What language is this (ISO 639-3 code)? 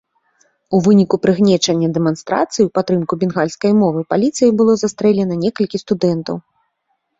bel